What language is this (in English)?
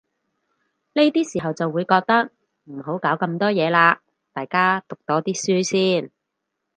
Cantonese